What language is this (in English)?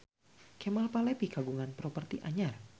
Sundanese